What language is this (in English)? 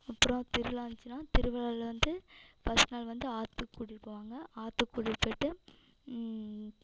Tamil